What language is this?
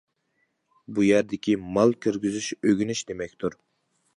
Uyghur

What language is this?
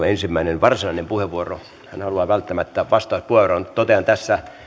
Finnish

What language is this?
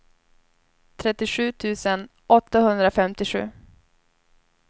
Swedish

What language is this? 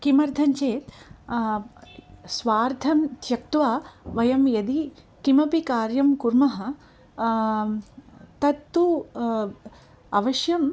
Sanskrit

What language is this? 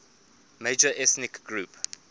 English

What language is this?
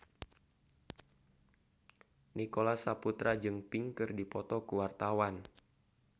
Sundanese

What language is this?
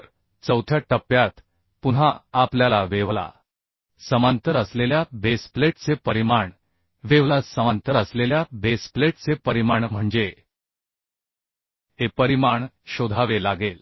Marathi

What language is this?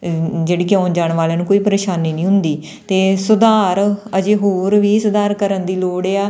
Punjabi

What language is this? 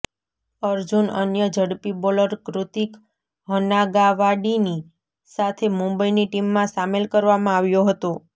Gujarati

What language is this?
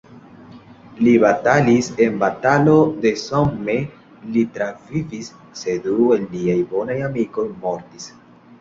Esperanto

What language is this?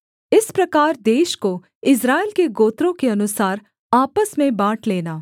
Hindi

